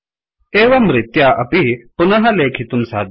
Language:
Sanskrit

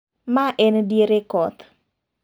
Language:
Luo (Kenya and Tanzania)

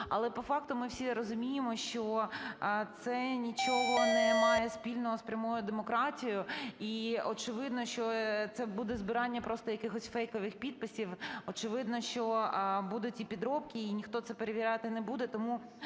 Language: Ukrainian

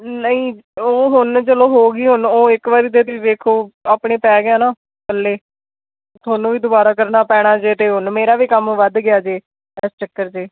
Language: Punjabi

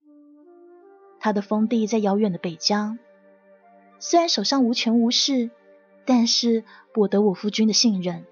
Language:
Chinese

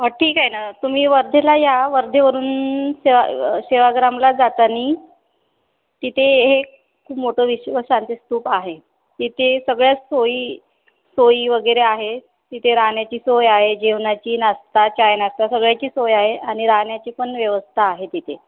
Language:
Marathi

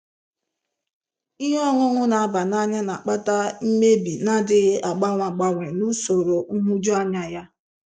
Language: Igbo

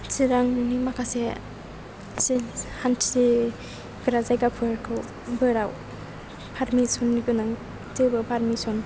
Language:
Bodo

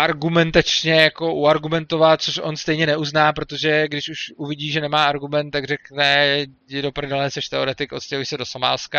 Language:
Czech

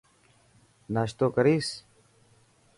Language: Dhatki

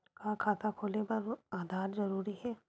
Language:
Chhattisgarhi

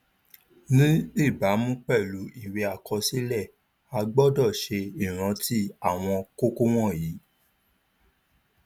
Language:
Yoruba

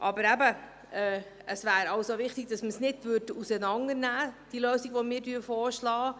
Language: Swiss German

